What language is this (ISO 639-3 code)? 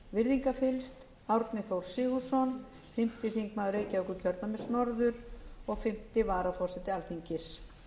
isl